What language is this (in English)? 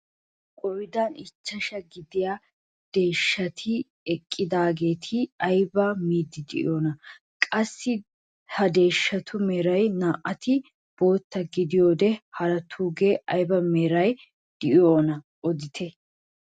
Wolaytta